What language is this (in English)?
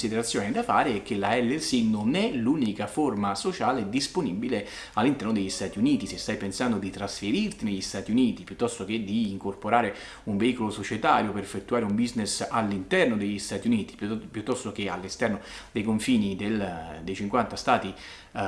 Italian